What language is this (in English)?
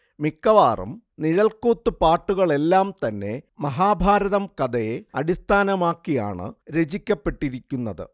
Malayalam